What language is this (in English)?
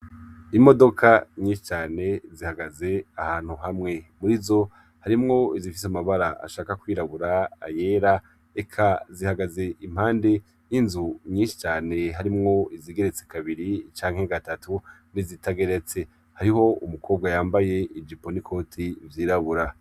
Rundi